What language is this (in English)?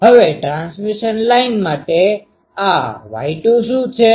Gujarati